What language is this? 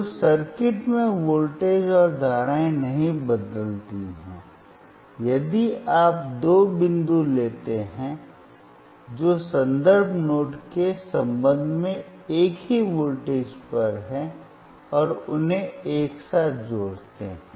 Hindi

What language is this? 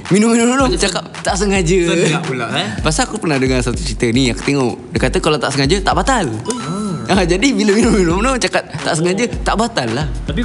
Malay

